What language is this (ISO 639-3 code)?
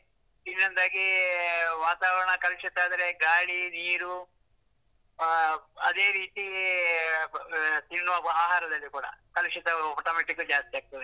kan